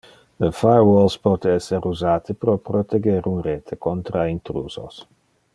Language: Interlingua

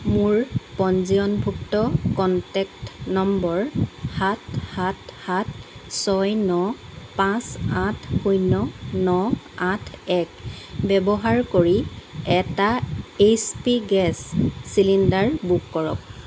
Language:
Assamese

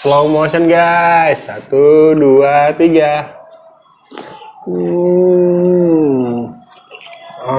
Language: Indonesian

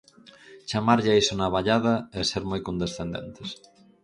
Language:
Galician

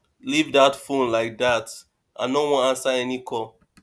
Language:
Nigerian Pidgin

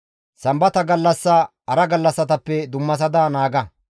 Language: Gamo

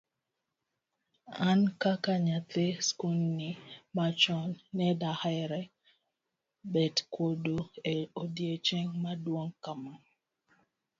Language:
Luo (Kenya and Tanzania)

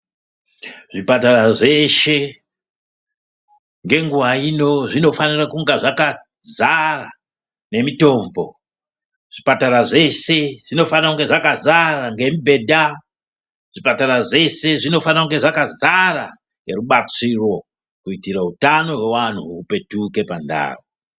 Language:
Ndau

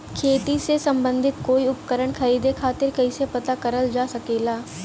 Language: Bhojpuri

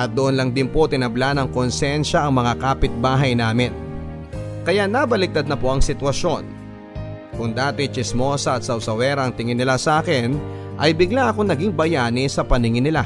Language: Filipino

